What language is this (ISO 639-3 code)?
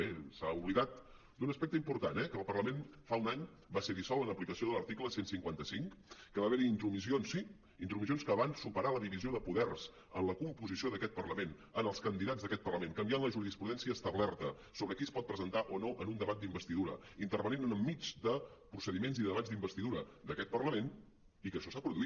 cat